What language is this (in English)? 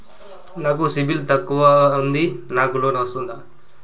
Telugu